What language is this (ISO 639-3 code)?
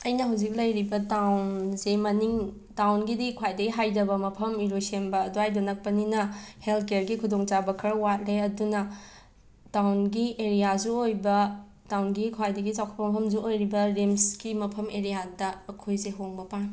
mni